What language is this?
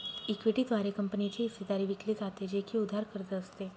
Marathi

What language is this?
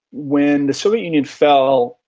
English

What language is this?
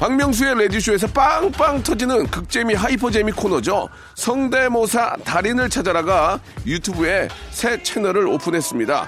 Korean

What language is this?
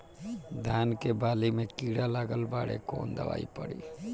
Bhojpuri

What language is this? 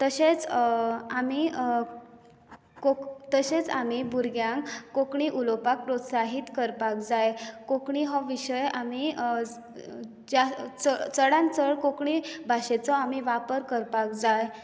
Konkani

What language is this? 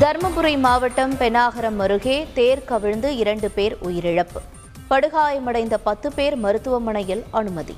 Tamil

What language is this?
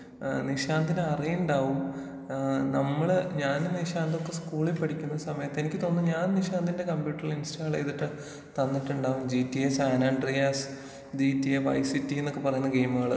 Malayalam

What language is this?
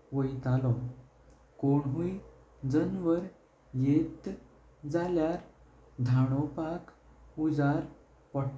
Konkani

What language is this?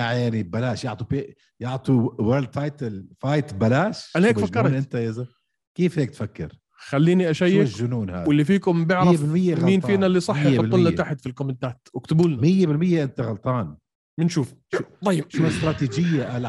Arabic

